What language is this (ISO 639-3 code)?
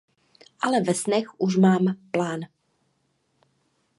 ces